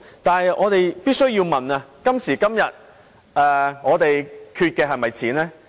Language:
Cantonese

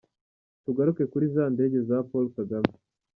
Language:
Kinyarwanda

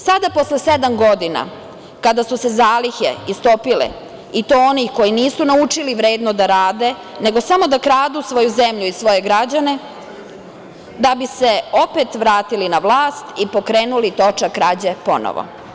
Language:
Serbian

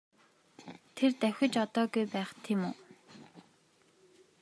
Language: Mongolian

